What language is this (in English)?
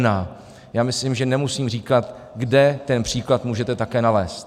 Czech